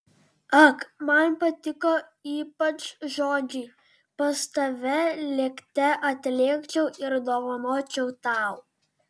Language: Lithuanian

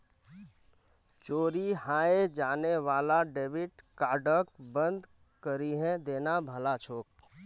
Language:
Magahi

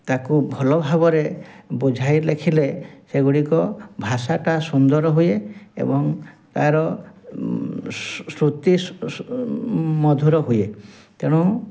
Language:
Odia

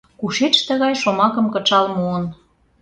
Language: Mari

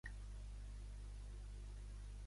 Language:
Catalan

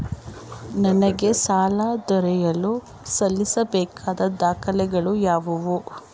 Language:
Kannada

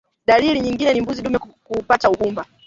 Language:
Swahili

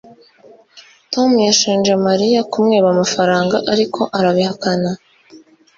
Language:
Kinyarwanda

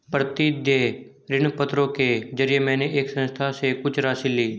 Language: Hindi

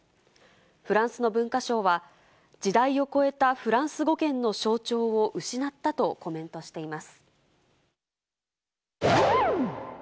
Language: Japanese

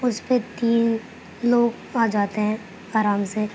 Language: Urdu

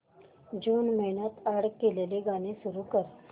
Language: Marathi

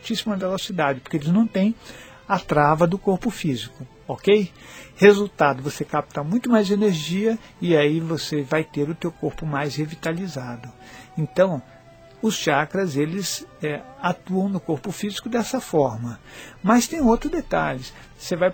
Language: Portuguese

